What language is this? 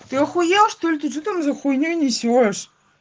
Russian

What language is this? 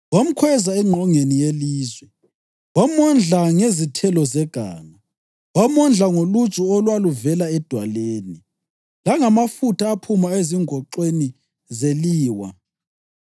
North Ndebele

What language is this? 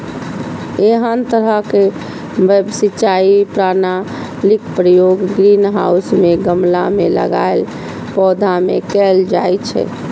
Maithili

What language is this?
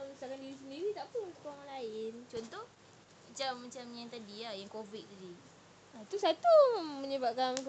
Malay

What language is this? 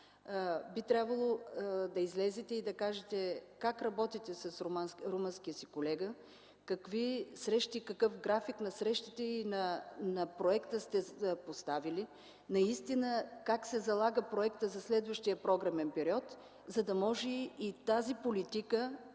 Bulgarian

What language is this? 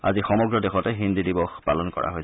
Assamese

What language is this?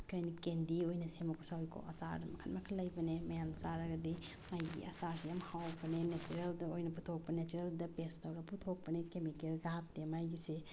Manipuri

